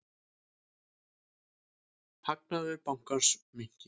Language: Icelandic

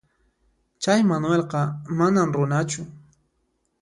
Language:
Puno Quechua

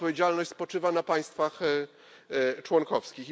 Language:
Polish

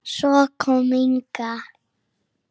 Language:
Icelandic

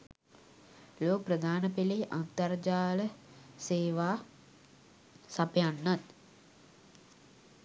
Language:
Sinhala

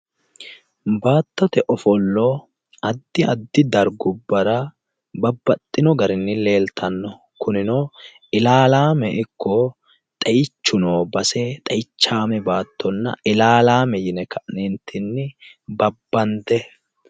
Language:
Sidamo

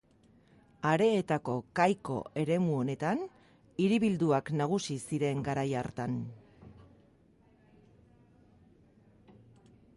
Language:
Basque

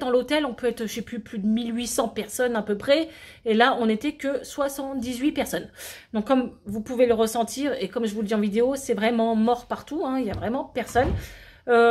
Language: French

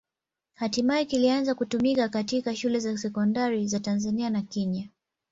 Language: Swahili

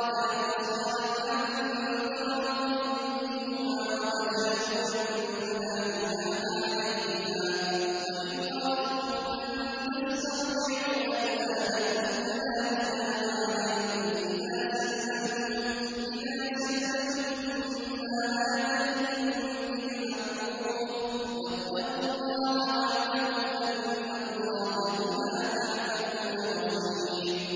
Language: Arabic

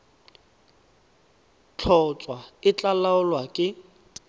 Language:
Tswana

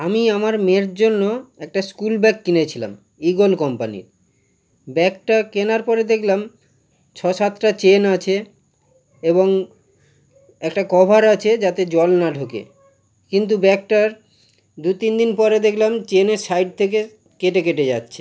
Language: Bangla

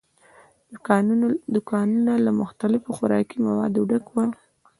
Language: Pashto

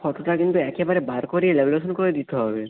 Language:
Bangla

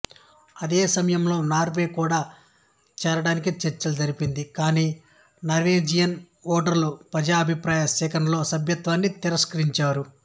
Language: Telugu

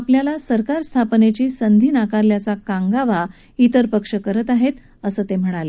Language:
Marathi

